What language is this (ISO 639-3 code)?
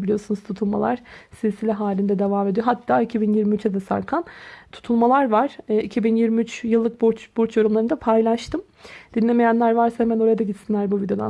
tur